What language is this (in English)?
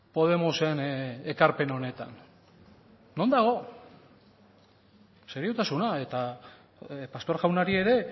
Basque